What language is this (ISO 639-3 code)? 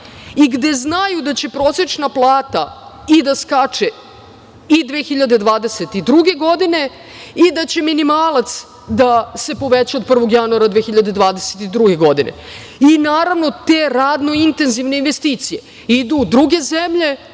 srp